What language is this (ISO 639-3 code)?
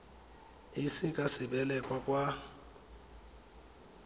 tsn